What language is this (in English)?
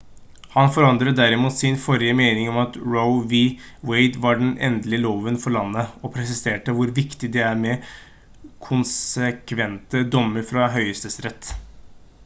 Norwegian Bokmål